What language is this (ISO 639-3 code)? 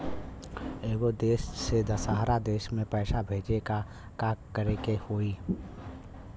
bho